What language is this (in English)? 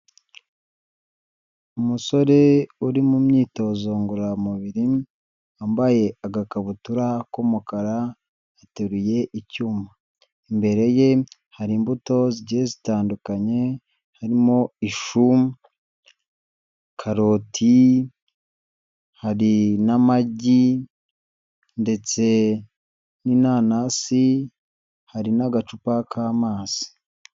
Kinyarwanda